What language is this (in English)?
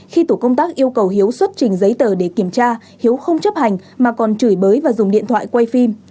Vietnamese